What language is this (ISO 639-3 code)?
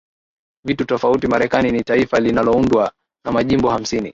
swa